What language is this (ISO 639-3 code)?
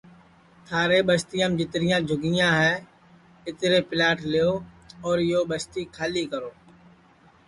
ssi